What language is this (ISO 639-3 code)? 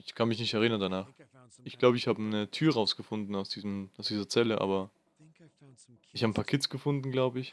deu